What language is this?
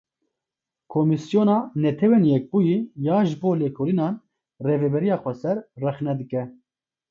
Kurdish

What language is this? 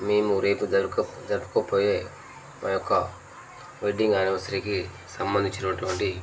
Telugu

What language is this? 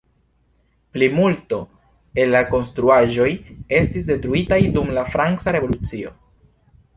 Esperanto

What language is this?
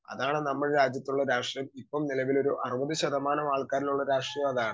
Malayalam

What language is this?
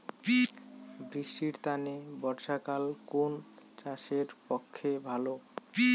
Bangla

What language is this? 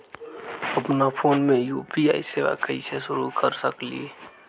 Magahi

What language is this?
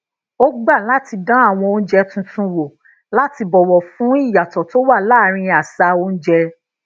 Yoruba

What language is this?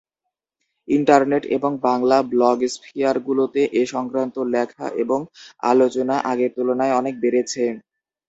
Bangla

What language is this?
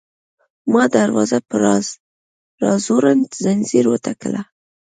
Pashto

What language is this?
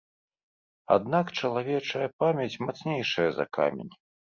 Belarusian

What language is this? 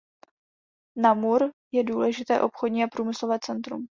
Czech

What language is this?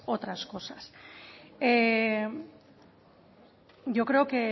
Spanish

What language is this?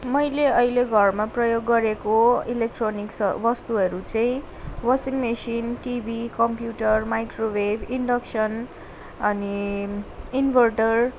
Nepali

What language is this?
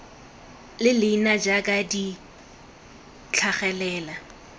Tswana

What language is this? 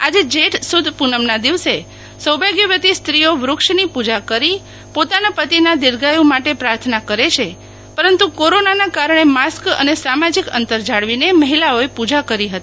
Gujarati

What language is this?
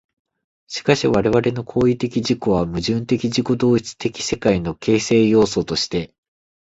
Japanese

